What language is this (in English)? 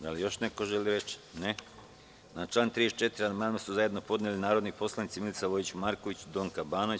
Serbian